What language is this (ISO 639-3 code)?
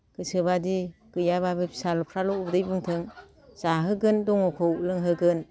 brx